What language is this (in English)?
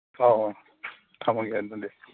Manipuri